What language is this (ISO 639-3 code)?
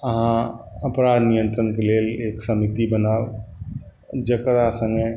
mai